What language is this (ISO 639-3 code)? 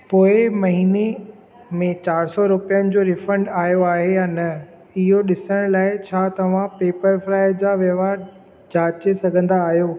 snd